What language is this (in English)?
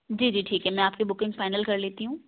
Urdu